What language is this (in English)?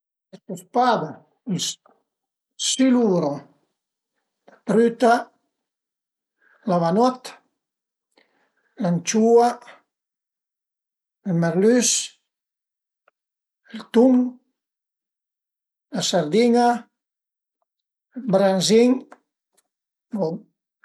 Piedmontese